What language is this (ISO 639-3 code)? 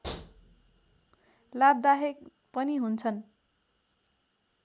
nep